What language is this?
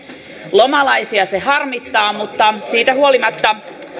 Finnish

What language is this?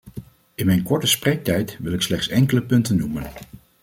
Dutch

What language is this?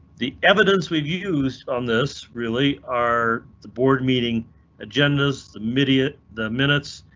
English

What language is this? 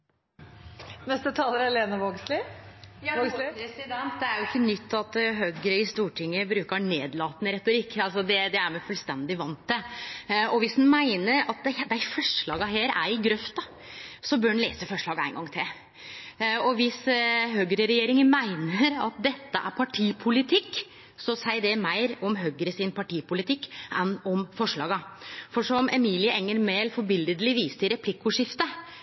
Norwegian Nynorsk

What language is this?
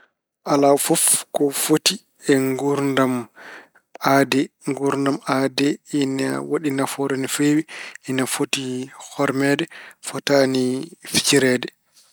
Fula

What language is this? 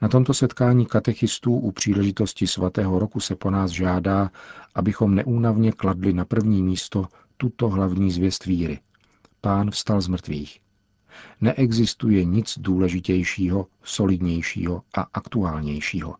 Czech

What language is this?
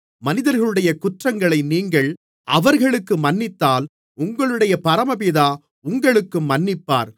Tamil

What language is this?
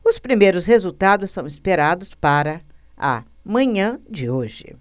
Portuguese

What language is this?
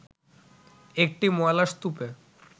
Bangla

